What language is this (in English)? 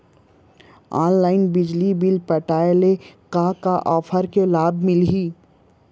Chhattisgarhi